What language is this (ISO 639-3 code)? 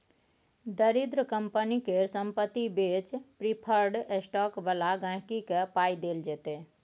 mai